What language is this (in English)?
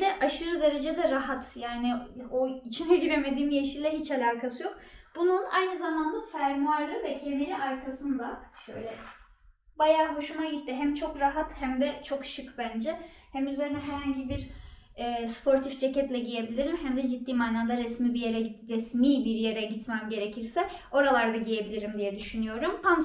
Turkish